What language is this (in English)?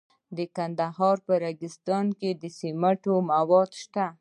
Pashto